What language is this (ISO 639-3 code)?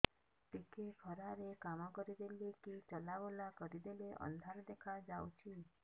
ori